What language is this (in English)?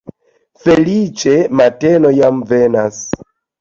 Esperanto